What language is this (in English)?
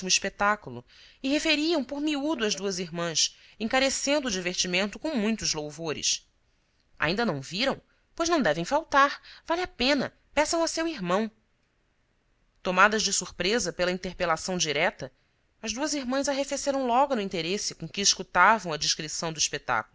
Portuguese